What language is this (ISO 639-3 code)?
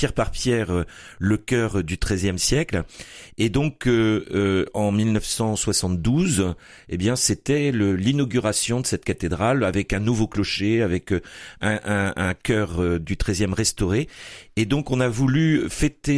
fra